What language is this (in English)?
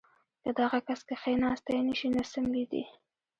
Pashto